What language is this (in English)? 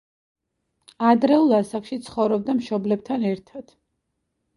Georgian